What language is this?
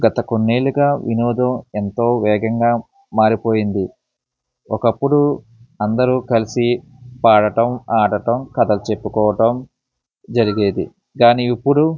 Telugu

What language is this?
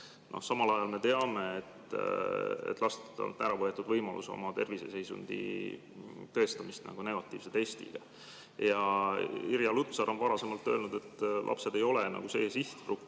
Estonian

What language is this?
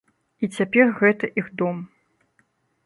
Belarusian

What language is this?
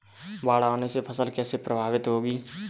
Hindi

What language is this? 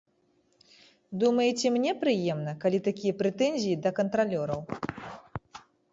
Belarusian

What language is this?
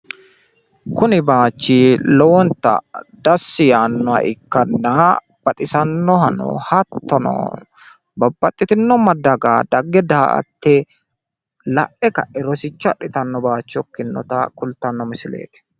Sidamo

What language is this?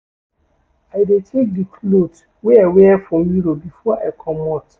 Nigerian Pidgin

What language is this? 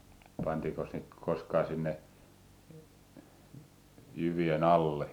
Finnish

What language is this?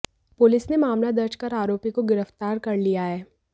Hindi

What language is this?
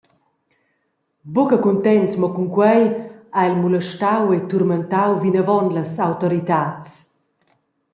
Romansh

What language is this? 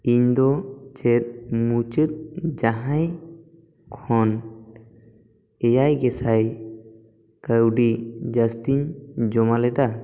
Santali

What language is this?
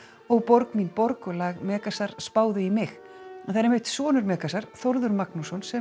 Icelandic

